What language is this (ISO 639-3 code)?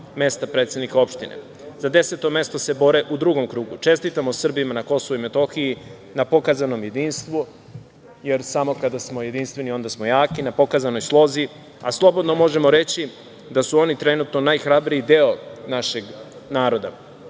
srp